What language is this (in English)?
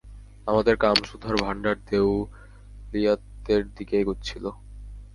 Bangla